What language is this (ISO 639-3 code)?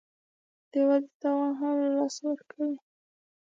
pus